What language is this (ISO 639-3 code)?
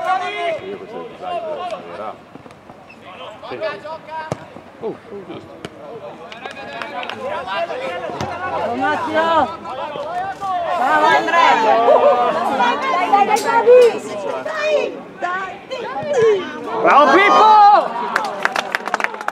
ita